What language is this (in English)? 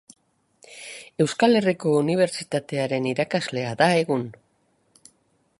Basque